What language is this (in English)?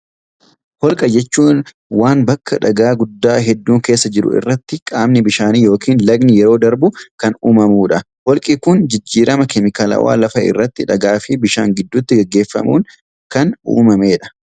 Oromo